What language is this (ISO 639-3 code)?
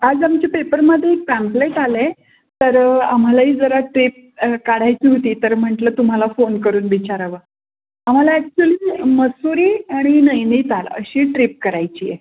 mar